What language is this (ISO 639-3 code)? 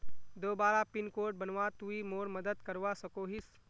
mag